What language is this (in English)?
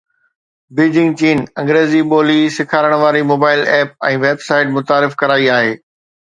Sindhi